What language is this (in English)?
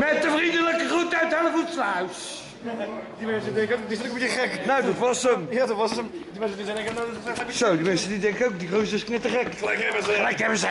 Dutch